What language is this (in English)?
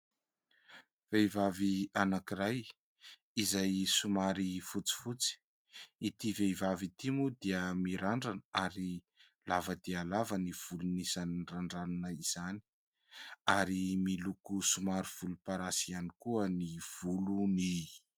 Malagasy